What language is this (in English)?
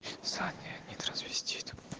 Russian